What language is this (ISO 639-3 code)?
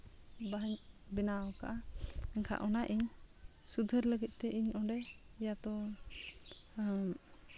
sat